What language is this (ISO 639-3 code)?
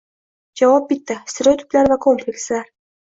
uzb